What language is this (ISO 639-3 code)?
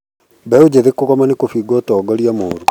kik